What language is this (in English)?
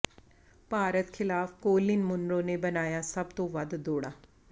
Punjabi